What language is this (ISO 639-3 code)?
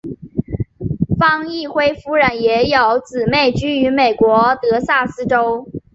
zho